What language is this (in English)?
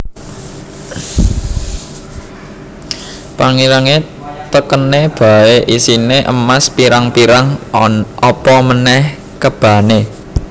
Javanese